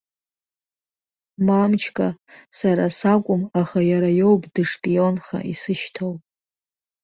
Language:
Abkhazian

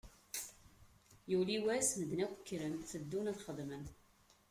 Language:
Kabyle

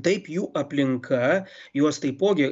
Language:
Lithuanian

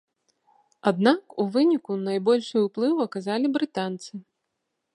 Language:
Belarusian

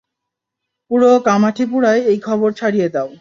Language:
Bangla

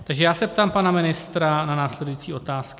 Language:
Czech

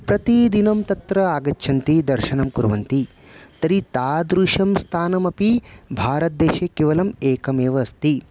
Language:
Sanskrit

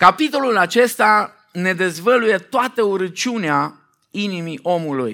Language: Romanian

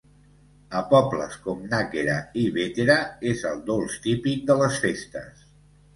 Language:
Catalan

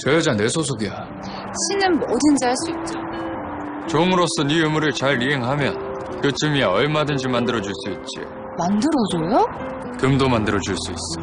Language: Korean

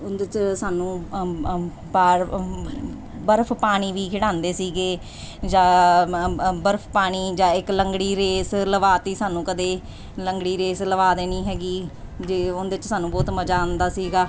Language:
Punjabi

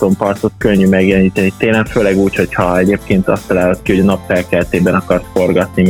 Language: Hungarian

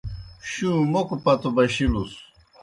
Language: Kohistani Shina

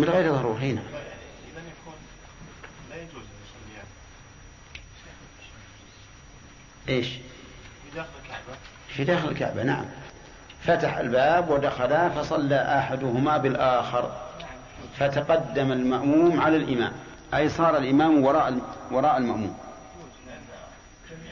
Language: Arabic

